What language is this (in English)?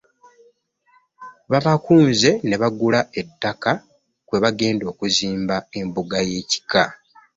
Ganda